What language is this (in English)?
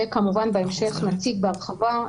Hebrew